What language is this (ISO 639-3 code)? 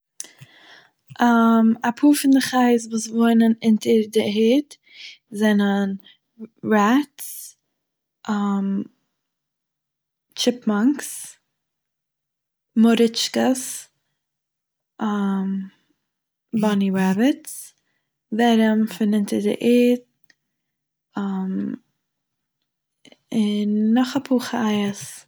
yid